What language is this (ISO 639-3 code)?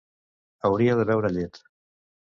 cat